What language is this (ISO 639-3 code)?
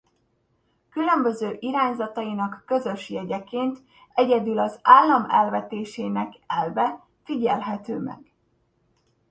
hun